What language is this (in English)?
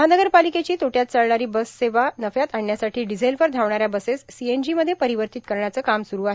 Marathi